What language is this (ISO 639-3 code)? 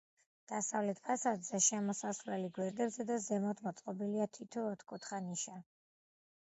kat